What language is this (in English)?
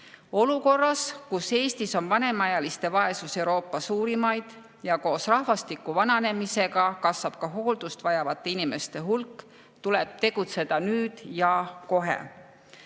Estonian